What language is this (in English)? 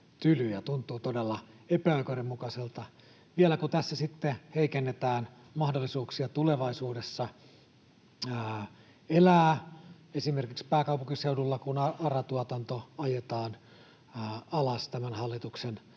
Finnish